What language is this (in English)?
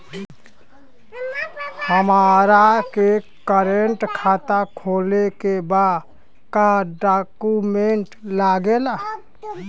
Bhojpuri